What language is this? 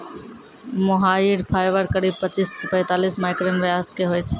Maithili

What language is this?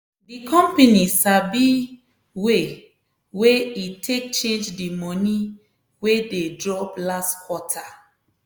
Nigerian Pidgin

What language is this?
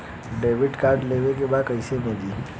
Bhojpuri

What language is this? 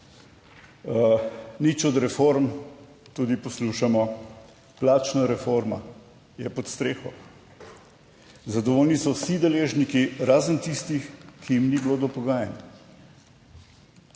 Slovenian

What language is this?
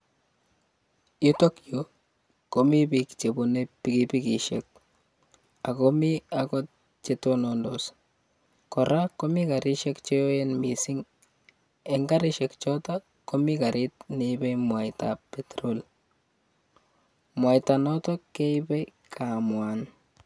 Kalenjin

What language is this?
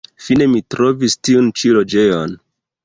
Esperanto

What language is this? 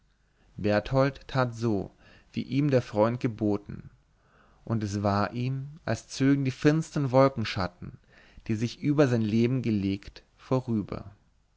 German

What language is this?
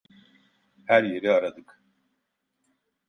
Turkish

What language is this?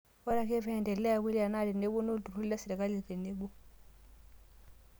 Masai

